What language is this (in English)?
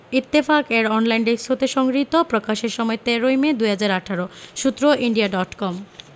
Bangla